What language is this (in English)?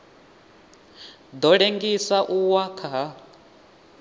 Venda